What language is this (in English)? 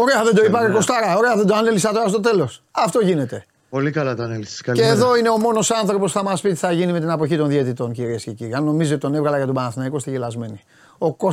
Greek